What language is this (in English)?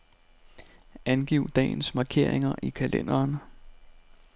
Danish